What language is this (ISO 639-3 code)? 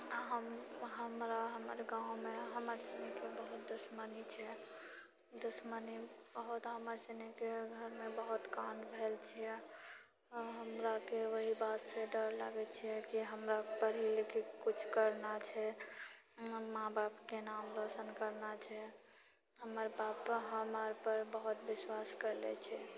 mai